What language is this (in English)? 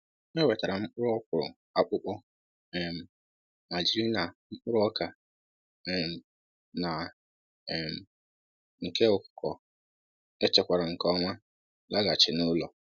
Igbo